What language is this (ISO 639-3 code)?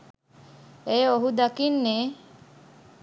sin